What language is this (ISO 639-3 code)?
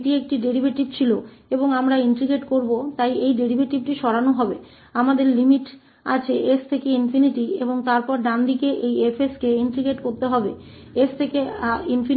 hin